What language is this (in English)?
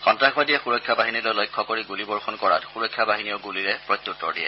Assamese